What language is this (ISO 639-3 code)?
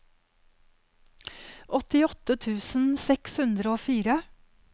nor